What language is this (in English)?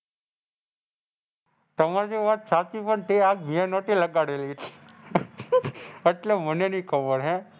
Gujarati